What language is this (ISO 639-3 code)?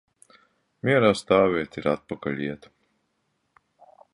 lav